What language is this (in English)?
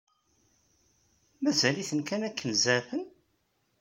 Kabyle